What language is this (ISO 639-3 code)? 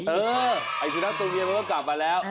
tha